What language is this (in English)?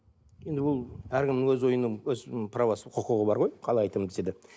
Kazakh